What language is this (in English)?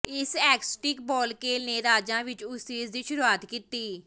Punjabi